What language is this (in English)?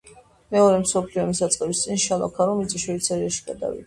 Georgian